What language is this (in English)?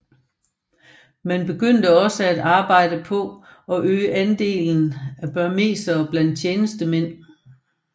Danish